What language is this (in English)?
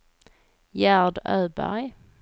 Swedish